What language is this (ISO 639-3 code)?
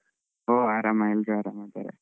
kan